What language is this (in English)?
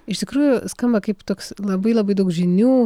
Lithuanian